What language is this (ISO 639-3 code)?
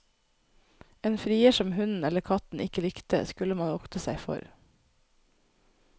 nor